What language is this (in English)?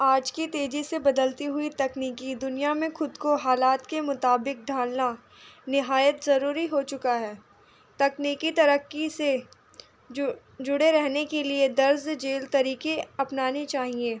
Urdu